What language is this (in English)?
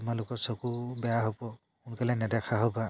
Assamese